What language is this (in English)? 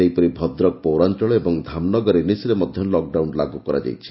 Odia